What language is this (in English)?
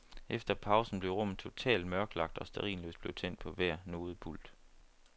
Danish